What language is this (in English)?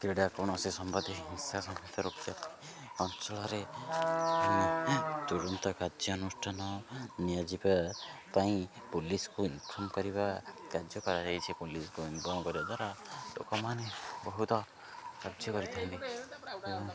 Odia